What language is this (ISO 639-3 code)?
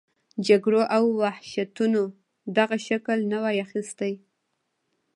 pus